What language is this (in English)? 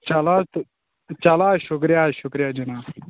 Kashmiri